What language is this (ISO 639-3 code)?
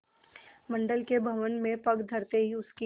hin